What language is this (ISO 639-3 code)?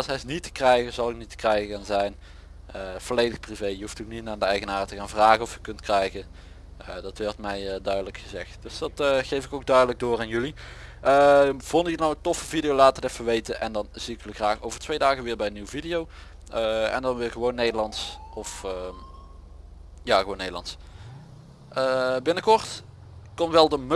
nld